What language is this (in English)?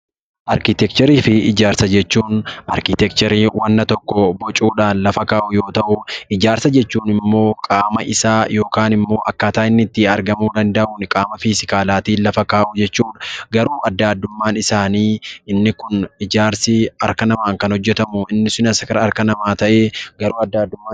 Oromo